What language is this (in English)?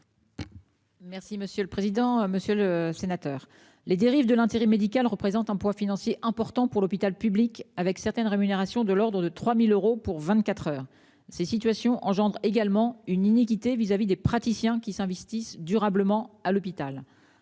French